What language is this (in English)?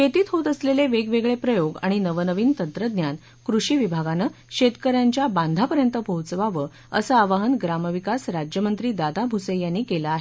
Marathi